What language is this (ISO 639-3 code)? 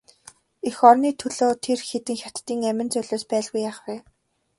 mon